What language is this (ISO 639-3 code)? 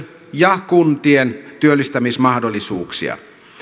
fin